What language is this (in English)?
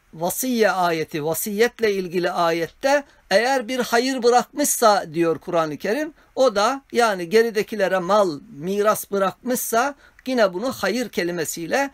Turkish